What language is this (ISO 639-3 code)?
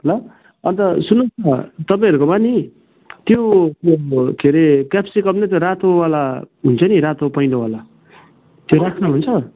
nep